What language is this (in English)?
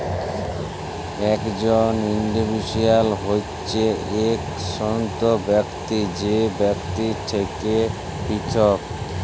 Bangla